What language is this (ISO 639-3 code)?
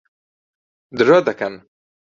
ckb